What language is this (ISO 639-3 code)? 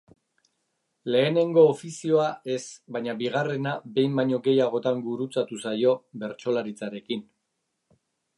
eus